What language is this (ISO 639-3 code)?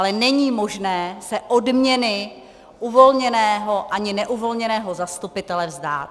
ces